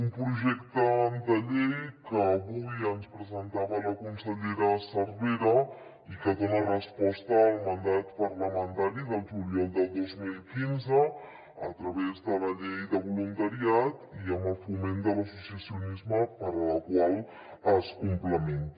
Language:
Catalan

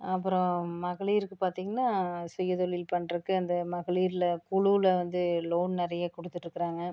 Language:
Tamil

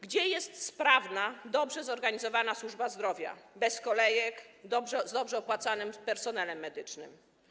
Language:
Polish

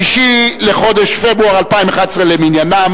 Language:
Hebrew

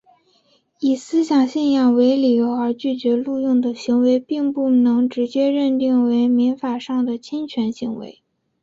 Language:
Chinese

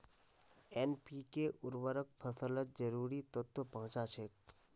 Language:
Magahi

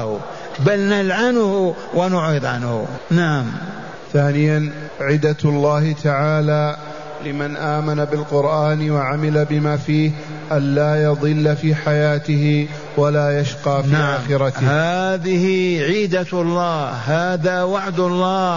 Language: Arabic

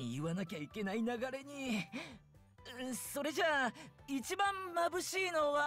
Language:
Japanese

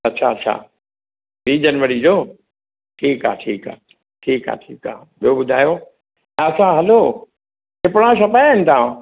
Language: Sindhi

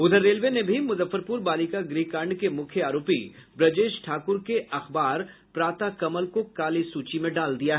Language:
Hindi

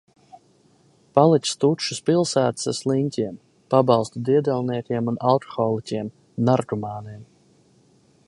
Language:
Latvian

